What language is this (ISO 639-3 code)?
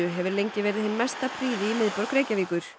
isl